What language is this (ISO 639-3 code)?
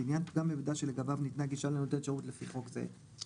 heb